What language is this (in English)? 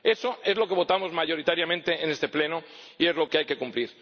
Spanish